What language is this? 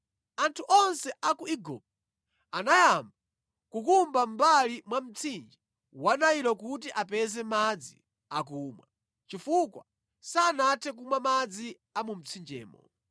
Nyanja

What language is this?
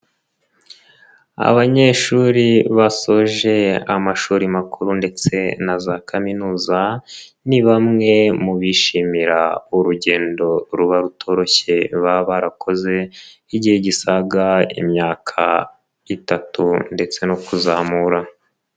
Kinyarwanda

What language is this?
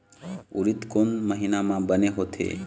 Chhattisgarhi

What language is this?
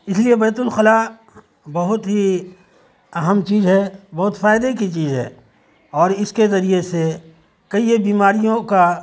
Urdu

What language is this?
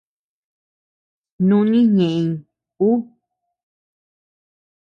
Tepeuxila Cuicatec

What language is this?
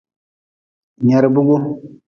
Nawdm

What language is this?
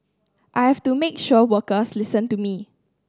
English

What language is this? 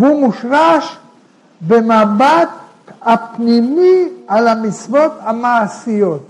Hebrew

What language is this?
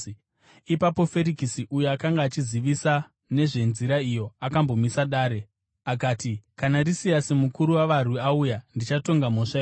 Shona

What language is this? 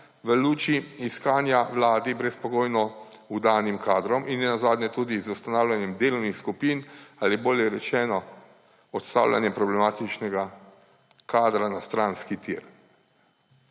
Slovenian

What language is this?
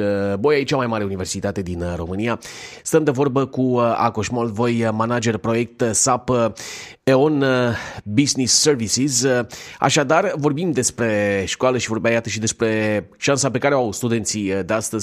Romanian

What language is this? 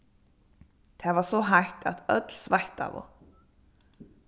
Faroese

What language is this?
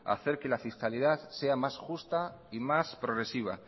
Spanish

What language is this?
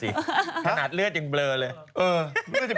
Thai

